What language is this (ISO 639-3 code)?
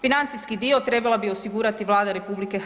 hrv